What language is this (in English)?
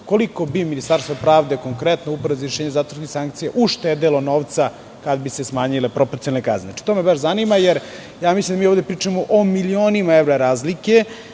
Serbian